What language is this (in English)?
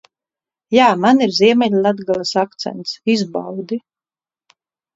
Latvian